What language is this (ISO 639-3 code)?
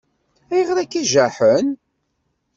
kab